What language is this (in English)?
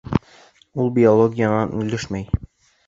Bashkir